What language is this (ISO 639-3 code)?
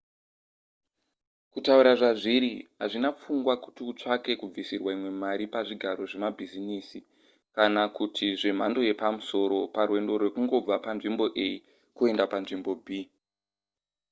sna